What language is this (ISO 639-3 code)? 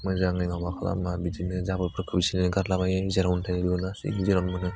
brx